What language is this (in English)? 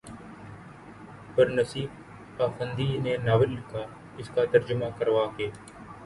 Urdu